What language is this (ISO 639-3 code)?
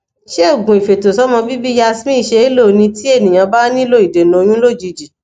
yor